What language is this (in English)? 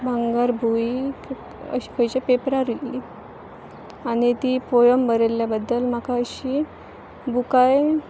Konkani